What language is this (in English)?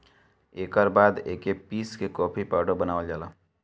Bhojpuri